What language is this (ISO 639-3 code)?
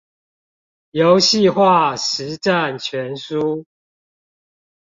zho